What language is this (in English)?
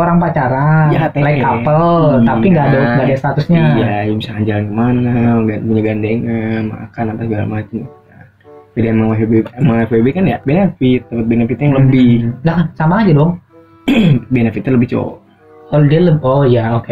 Indonesian